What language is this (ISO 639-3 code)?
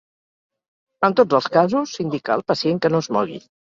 cat